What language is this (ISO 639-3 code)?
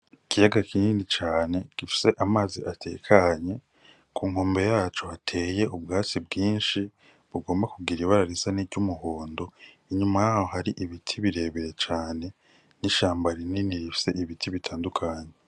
run